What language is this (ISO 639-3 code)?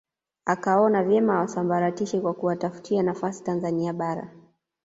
swa